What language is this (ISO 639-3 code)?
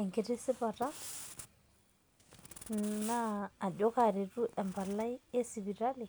mas